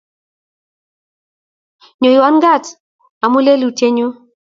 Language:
Kalenjin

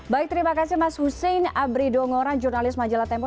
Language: Indonesian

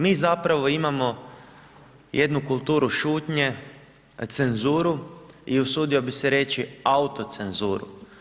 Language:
Croatian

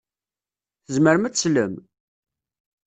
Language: Kabyle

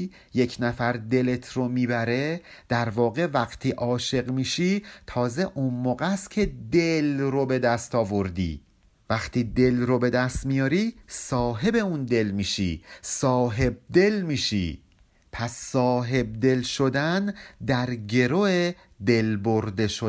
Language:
Persian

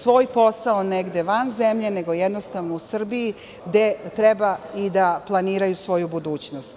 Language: Serbian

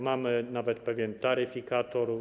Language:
Polish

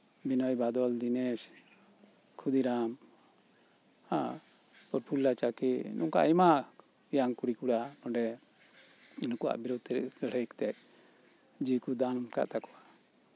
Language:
Santali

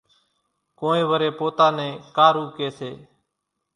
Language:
Kachi Koli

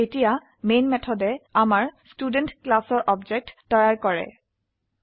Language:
Assamese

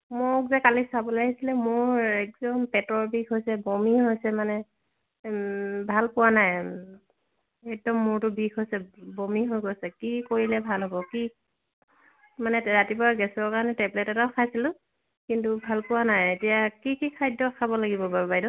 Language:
Assamese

